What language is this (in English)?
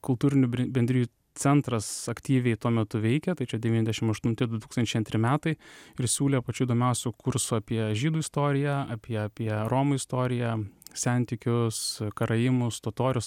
Lithuanian